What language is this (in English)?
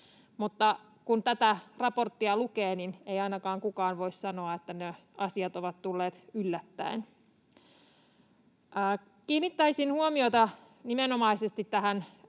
Finnish